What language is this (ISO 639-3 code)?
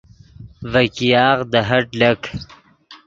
ydg